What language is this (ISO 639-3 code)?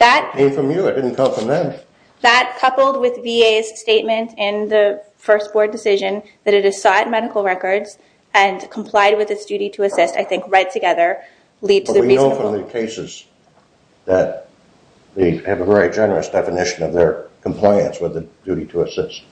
eng